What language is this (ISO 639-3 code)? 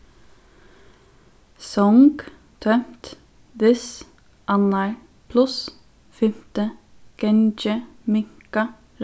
fao